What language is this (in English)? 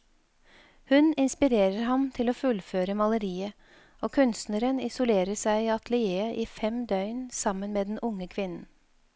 Norwegian